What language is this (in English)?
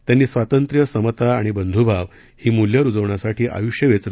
Marathi